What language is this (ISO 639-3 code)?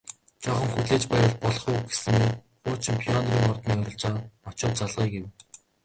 mon